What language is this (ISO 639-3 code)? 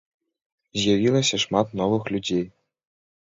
bel